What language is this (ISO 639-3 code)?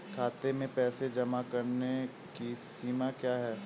hin